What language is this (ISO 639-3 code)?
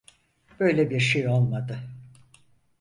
tur